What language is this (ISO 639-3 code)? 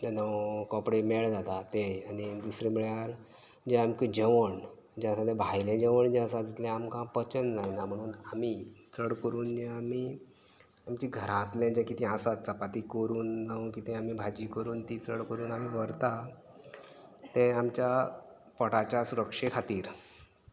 kok